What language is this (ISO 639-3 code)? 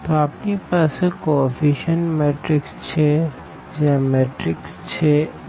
guj